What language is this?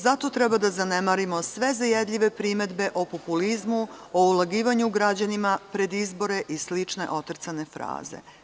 Serbian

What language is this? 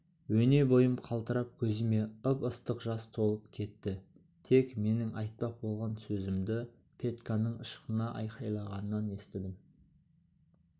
Kazakh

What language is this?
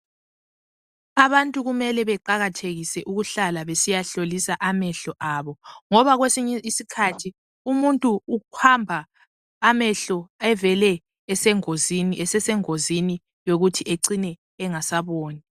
North Ndebele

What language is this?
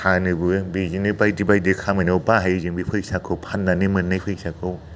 Bodo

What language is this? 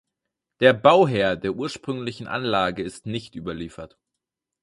German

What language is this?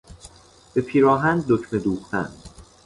Persian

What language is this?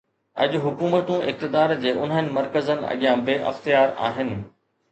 Sindhi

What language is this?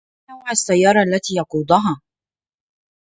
Arabic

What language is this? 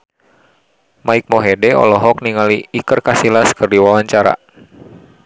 Sundanese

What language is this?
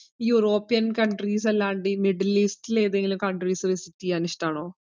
Malayalam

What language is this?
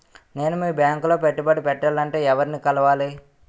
Telugu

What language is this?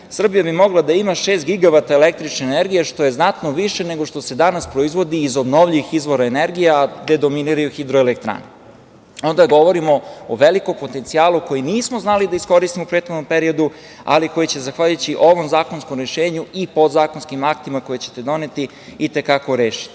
Serbian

